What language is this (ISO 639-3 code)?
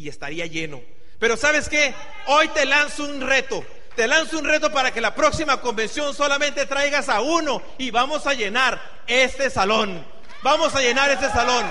spa